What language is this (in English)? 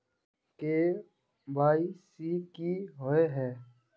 Magahi